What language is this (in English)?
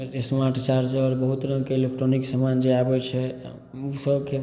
Maithili